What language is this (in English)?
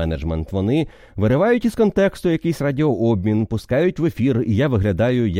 Ukrainian